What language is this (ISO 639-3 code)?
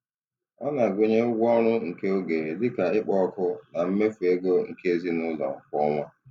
ibo